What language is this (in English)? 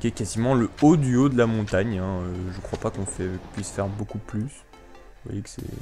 French